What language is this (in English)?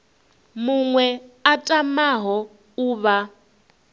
Venda